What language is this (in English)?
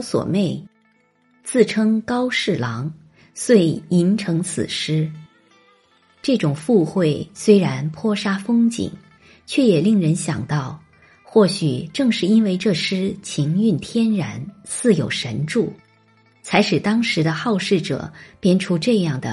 Chinese